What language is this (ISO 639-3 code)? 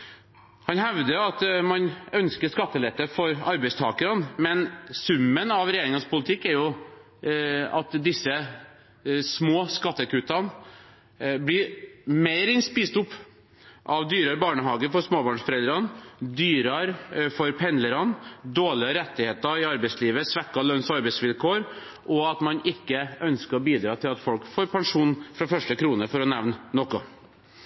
nob